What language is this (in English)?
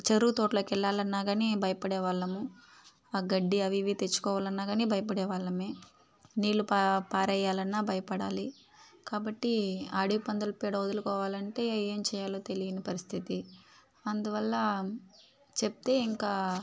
Telugu